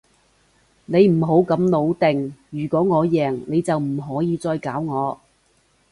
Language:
Cantonese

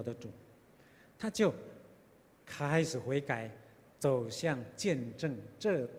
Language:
Chinese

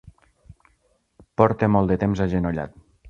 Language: Catalan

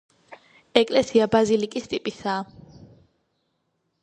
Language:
Georgian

